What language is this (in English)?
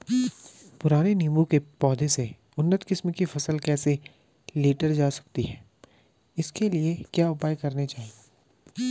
Hindi